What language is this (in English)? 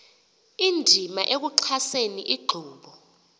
Xhosa